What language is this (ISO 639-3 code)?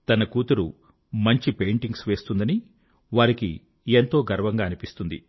tel